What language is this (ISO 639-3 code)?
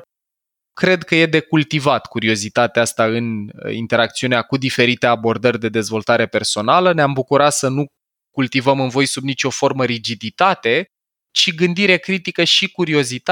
ron